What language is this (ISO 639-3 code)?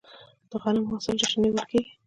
pus